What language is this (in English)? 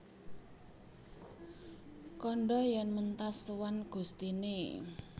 Javanese